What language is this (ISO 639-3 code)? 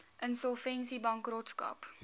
afr